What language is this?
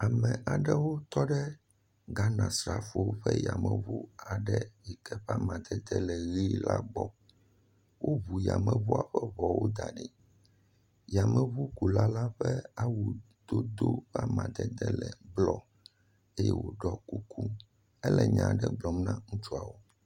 Ewe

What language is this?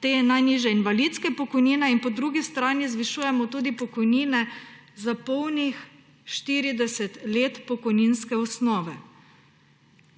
Slovenian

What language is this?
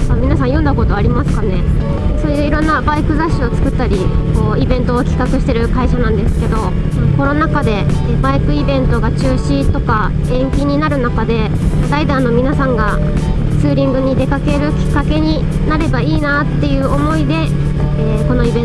Japanese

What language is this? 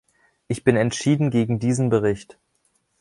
German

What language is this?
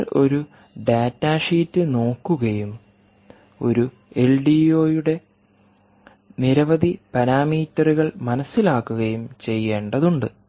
Malayalam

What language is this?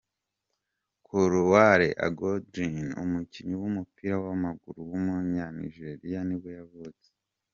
Kinyarwanda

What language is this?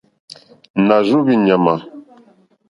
Mokpwe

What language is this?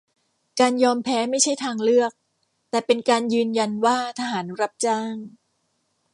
Thai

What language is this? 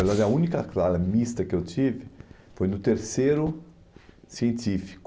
Portuguese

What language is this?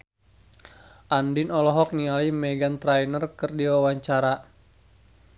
Sundanese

